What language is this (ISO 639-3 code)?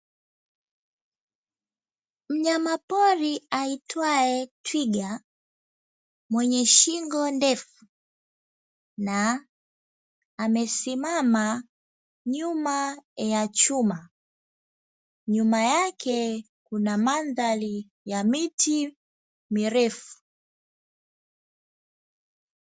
swa